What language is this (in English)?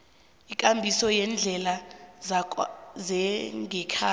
South Ndebele